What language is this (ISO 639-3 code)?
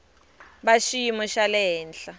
tso